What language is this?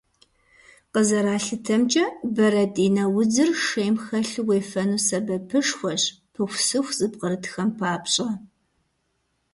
Kabardian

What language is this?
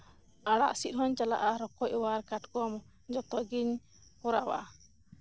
Santali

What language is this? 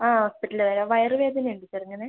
Malayalam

